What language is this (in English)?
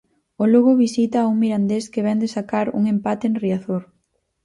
Galician